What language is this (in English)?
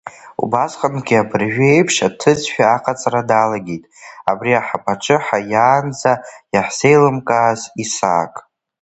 Abkhazian